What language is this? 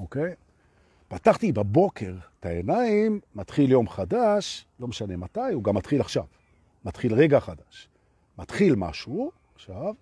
Hebrew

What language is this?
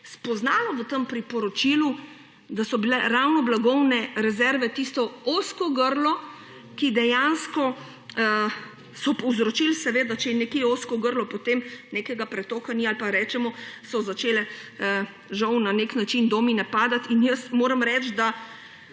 Slovenian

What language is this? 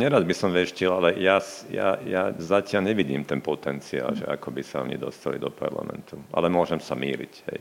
Slovak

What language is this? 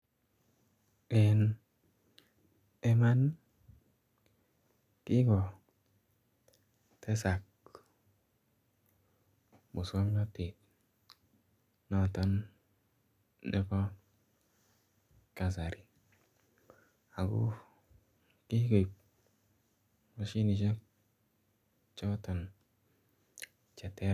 Kalenjin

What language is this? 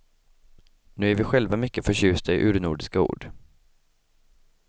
Swedish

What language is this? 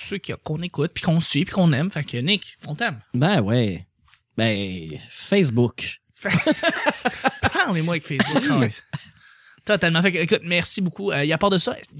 French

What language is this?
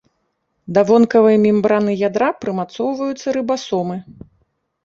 Belarusian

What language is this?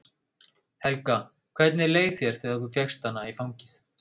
Icelandic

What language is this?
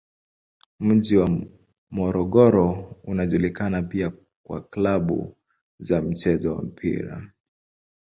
Swahili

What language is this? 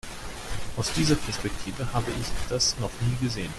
German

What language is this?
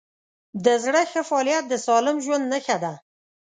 Pashto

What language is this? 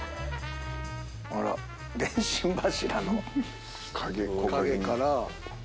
Japanese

